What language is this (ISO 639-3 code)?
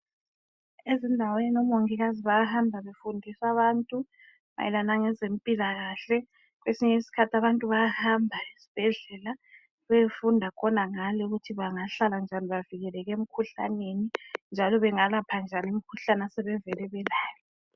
nde